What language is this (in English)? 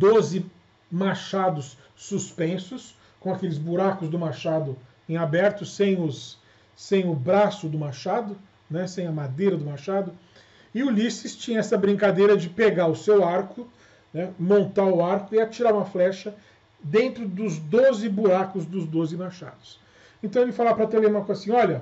Portuguese